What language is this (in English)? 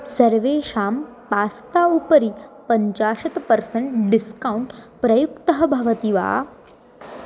Sanskrit